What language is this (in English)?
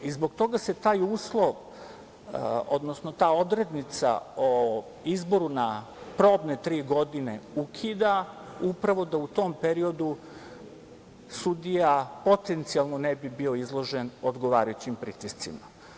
Serbian